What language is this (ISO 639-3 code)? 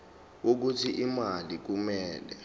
zul